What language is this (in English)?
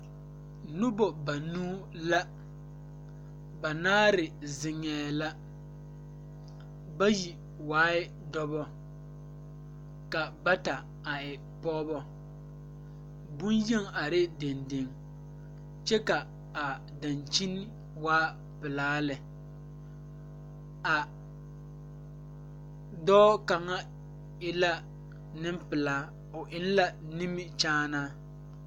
Southern Dagaare